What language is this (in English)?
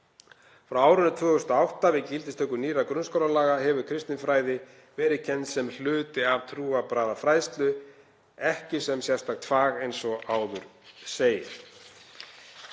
Icelandic